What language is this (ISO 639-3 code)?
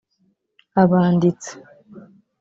kin